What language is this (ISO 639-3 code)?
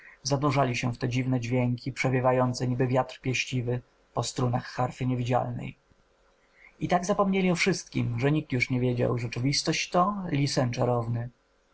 pol